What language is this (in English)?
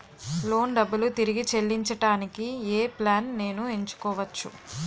Telugu